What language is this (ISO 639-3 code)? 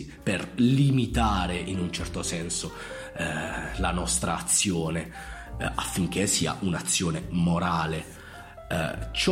ita